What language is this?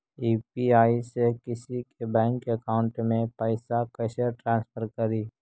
Magahi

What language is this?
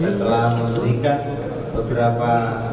Indonesian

